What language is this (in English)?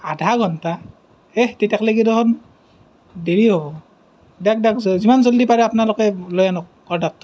Assamese